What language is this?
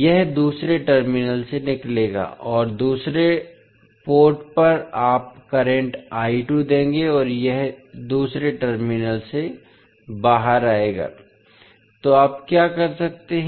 Hindi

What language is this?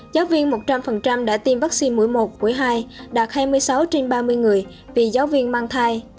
Vietnamese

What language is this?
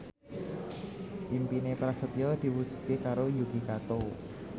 Javanese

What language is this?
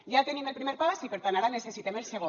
Catalan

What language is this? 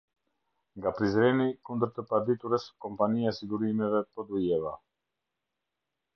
Albanian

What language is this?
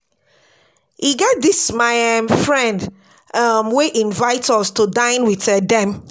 Nigerian Pidgin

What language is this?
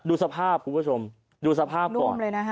Thai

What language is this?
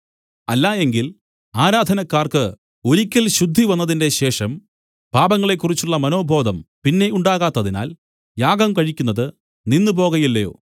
Malayalam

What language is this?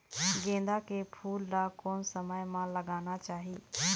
Chhattisgarhi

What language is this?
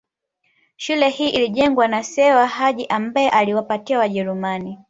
Swahili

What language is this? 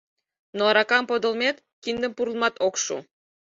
Mari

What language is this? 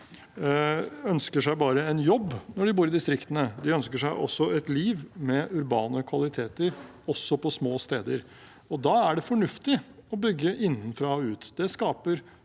Norwegian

